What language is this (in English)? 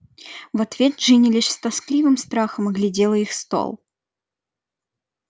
Russian